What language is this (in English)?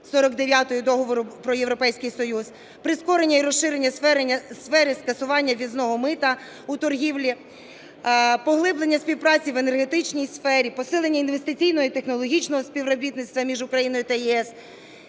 Ukrainian